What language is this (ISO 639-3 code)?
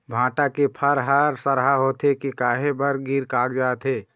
hne